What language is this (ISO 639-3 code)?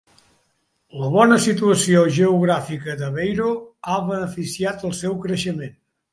cat